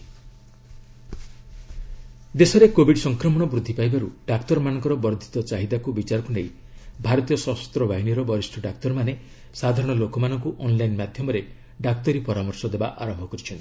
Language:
Odia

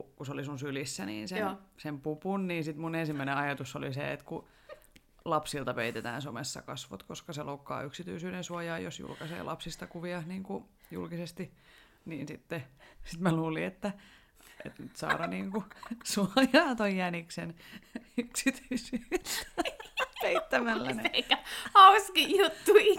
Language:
Finnish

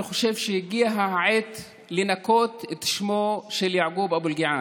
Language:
Hebrew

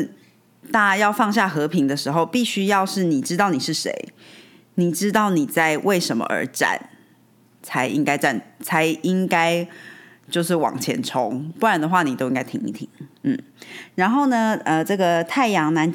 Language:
Chinese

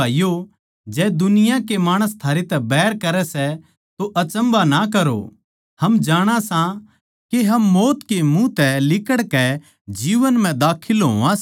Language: Haryanvi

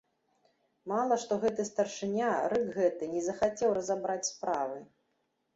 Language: Belarusian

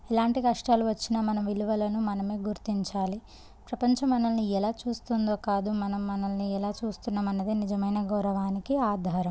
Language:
Telugu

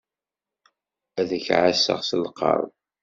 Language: Kabyle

